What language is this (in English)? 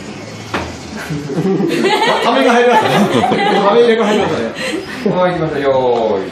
Japanese